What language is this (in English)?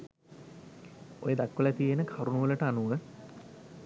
Sinhala